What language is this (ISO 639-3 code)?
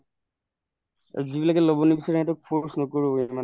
asm